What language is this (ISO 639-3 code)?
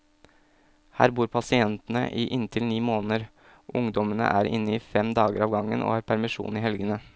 nor